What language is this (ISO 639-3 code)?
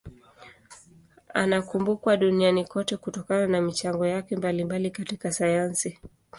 swa